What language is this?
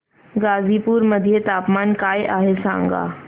Marathi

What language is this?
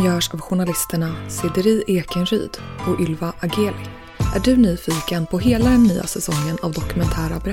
Swedish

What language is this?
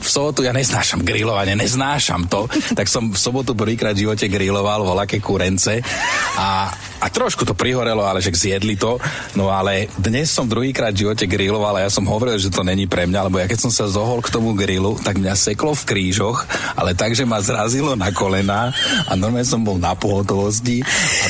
Slovak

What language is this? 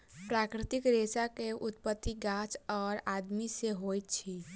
Maithili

